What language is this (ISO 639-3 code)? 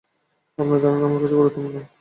ben